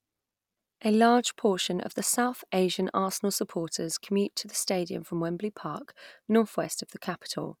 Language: English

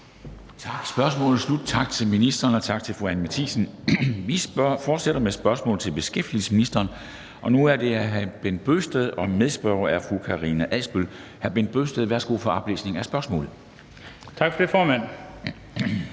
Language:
Danish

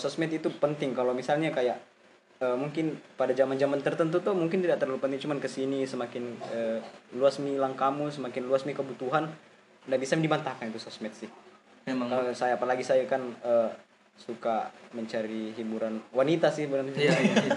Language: Indonesian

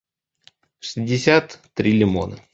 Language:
Russian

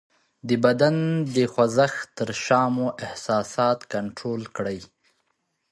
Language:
Pashto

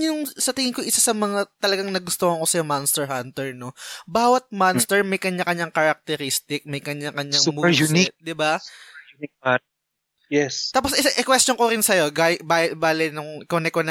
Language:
Filipino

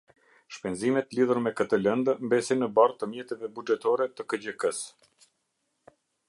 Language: Albanian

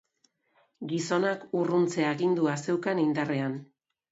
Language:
Basque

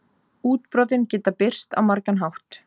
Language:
Icelandic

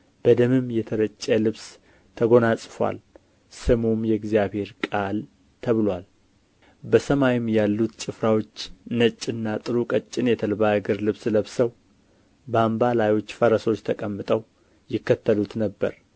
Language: Amharic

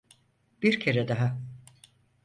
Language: Turkish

